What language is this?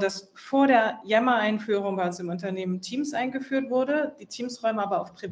German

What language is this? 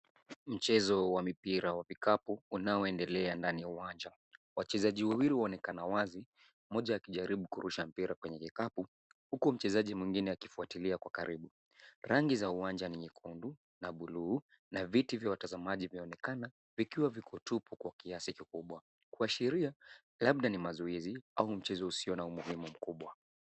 Swahili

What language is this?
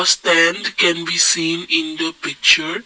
English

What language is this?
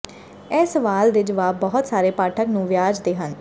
Punjabi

